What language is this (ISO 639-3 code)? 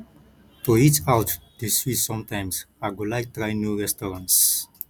pcm